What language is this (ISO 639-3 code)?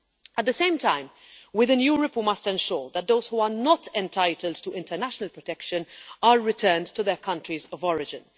eng